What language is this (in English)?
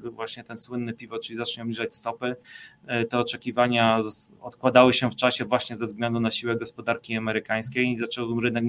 Polish